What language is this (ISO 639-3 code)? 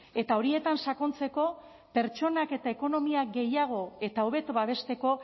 eus